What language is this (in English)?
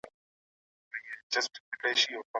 Pashto